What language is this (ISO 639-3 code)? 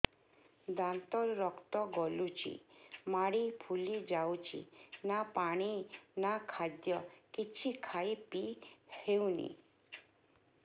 ori